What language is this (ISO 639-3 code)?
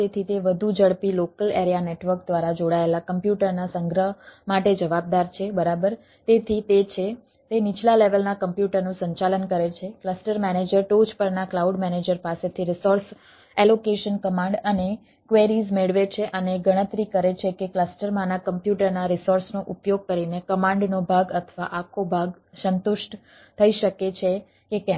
guj